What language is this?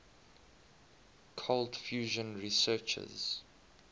English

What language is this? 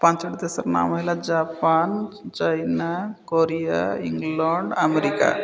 Odia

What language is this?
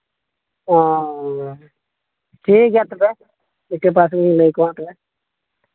Santali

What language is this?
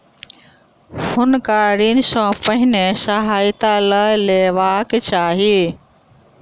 Maithili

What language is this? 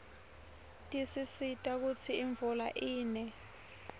Swati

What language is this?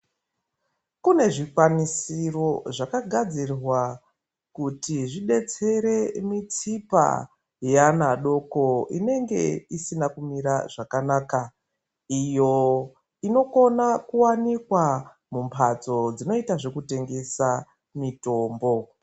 Ndau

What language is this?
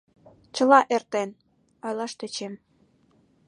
Mari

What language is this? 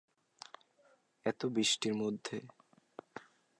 Bangla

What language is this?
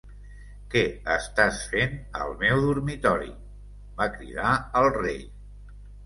Catalan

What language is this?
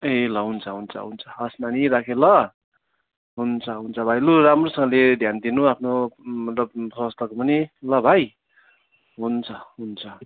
Nepali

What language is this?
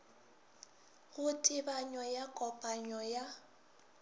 Northern Sotho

